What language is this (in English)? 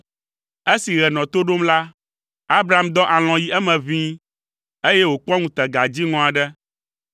Ewe